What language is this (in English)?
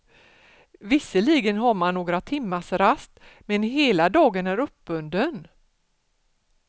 Swedish